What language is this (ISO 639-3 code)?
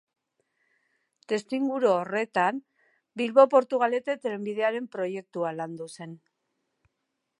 eus